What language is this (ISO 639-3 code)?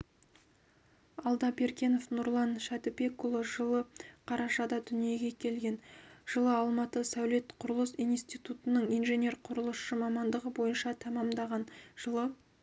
kaz